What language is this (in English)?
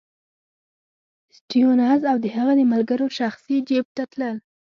Pashto